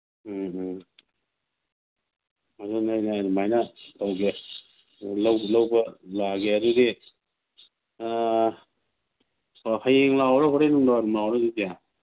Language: Manipuri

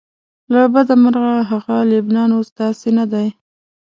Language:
Pashto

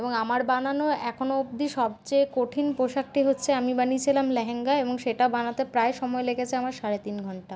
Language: Bangla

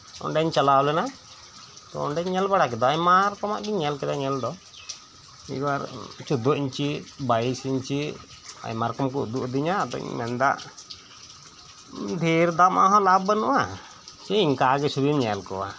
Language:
Santali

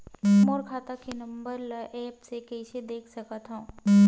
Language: Chhattisgarhi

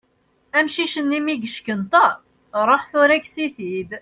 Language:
Kabyle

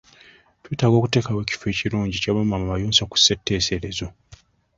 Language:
Ganda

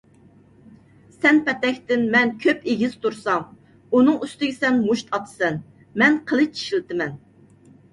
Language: Uyghur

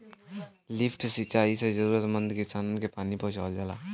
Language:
Bhojpuri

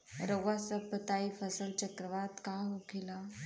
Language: Bhojpuri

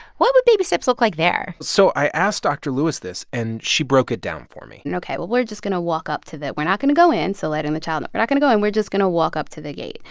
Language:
English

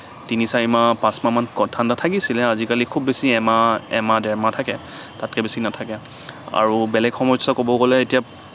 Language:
Assamese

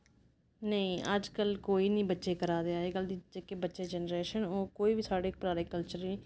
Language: Dogri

